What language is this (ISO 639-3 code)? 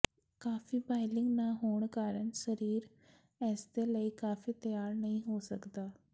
pan